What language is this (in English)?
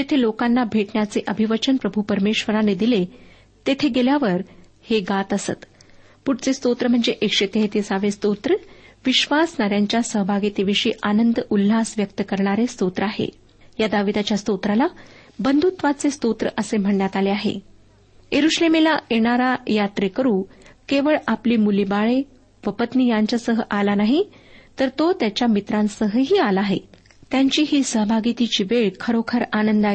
Marathi